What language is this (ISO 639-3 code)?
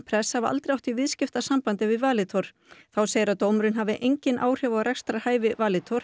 isl